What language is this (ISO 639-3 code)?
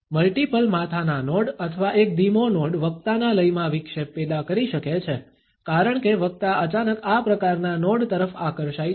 guj